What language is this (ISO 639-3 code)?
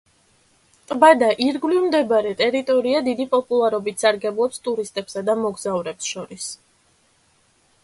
kat